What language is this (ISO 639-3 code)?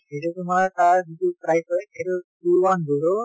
asm